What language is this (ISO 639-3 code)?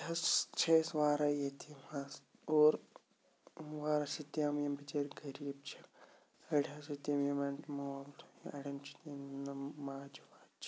kas